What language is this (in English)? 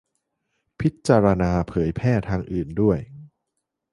Thai